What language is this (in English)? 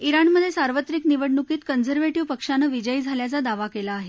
Marathi